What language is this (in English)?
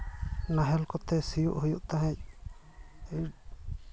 Santali